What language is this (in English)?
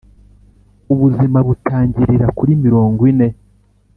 Kinyarwanda